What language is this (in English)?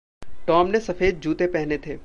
Hindi